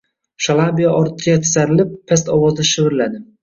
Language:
Uzbek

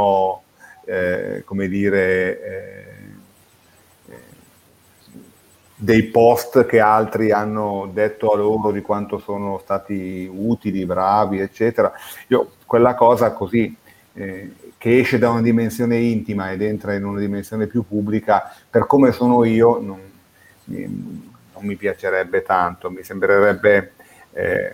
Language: Italian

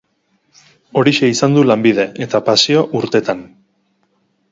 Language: Basque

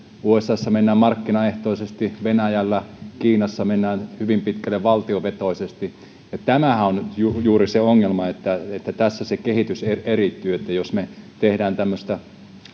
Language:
Finnish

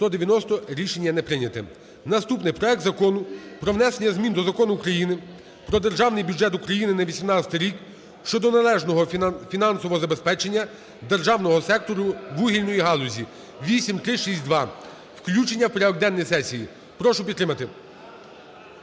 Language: Ukrainian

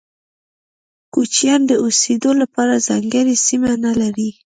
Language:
Pashto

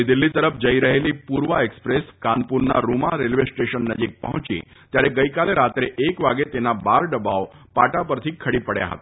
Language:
Gujarati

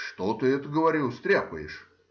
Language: Russian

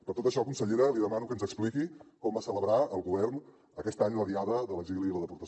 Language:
Catalan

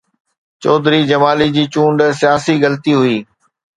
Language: Sindhi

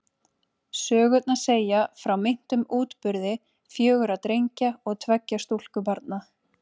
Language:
Icelandic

